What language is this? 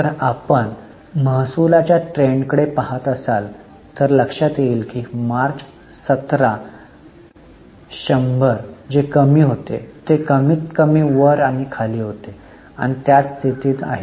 Marathi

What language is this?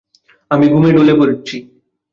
Bangla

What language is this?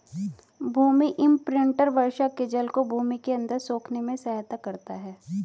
Hindi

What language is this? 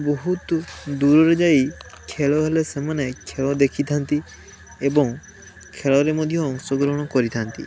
Odia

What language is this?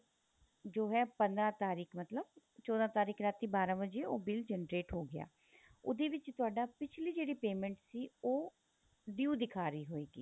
Punjabi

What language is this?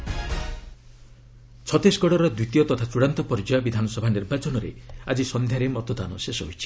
Odia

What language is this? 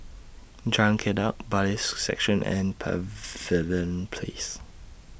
English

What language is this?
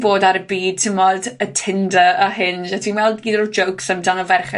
Welsh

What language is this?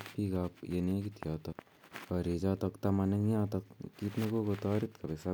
Kalenjin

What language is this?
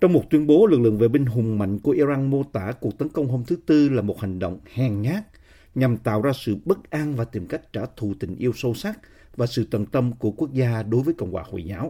Vietnamese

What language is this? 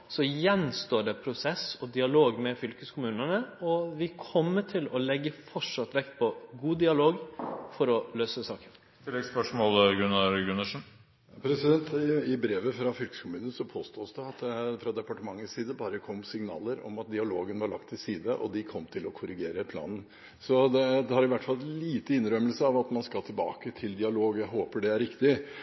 Norwegian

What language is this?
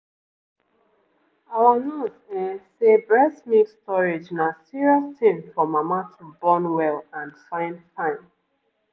Nigerian Pidgin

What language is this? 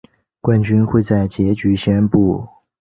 Chinese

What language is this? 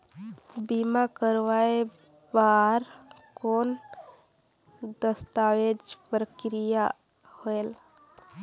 Chhattisgarhi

